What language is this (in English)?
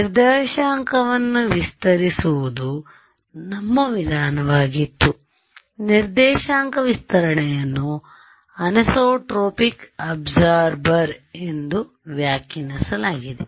Kannada